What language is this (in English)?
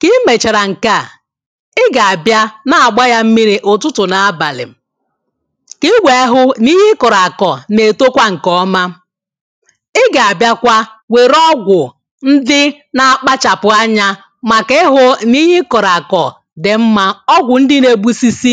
Igbo